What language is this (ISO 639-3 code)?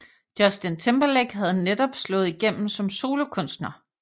dan